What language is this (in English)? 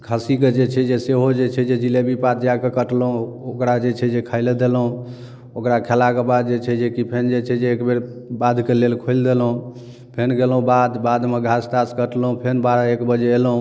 Maithili